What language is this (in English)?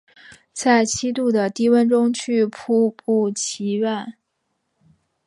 Chinese